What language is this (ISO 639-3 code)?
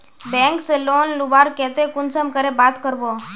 mag